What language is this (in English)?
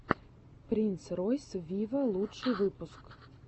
Russian